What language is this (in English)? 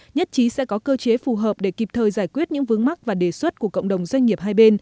Vietnamese